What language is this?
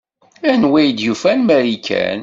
Kabyle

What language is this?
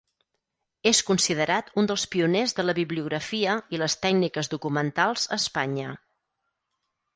Catalan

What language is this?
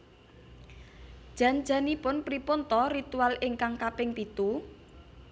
Javanese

